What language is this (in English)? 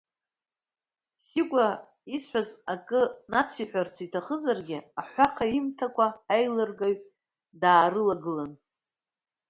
Abkhazian